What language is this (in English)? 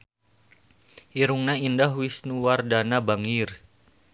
Sundanese